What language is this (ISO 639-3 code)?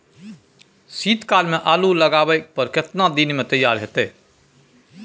mai